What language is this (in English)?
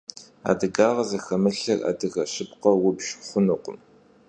Kabardian